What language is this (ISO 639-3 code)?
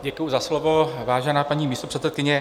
ces